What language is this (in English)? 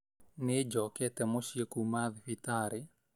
Kikuyu